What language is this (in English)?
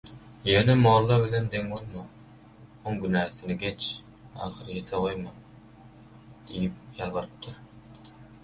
Turkmen